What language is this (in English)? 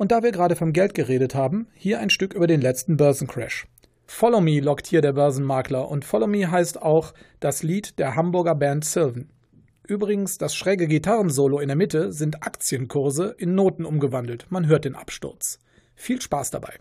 German